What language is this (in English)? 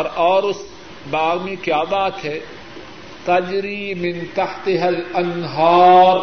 Urdu